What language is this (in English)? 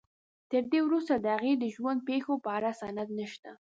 Pashto